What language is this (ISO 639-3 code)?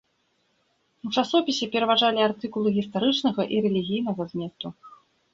bel